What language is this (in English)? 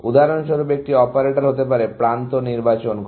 Bangla